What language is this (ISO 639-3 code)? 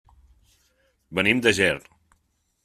cat